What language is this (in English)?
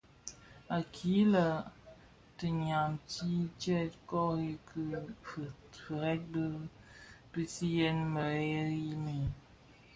Bafia